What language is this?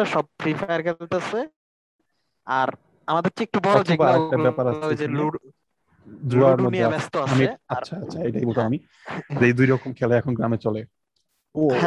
Bangla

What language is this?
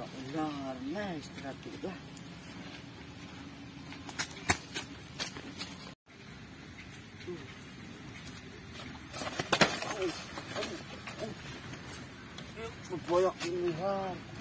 Indonesian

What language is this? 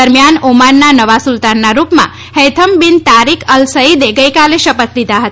Gujarati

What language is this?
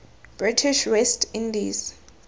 Tswana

